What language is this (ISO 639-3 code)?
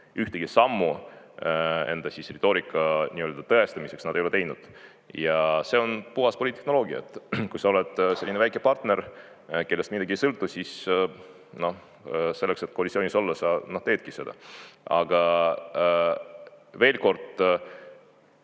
est